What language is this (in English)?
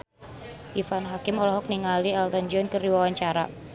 Sundanese